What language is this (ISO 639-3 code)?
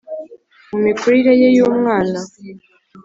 kin